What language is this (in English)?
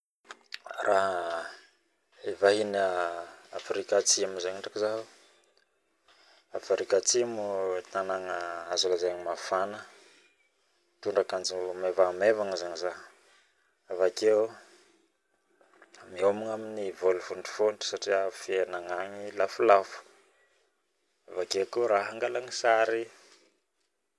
Northern Betsimisaraka Malagasy